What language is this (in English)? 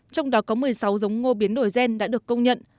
Vietnamese